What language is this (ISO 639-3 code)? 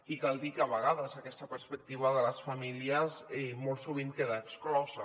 cat